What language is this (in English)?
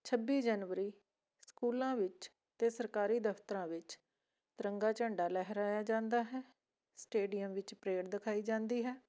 Punjabi